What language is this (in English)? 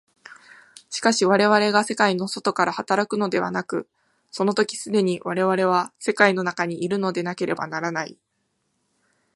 Japanese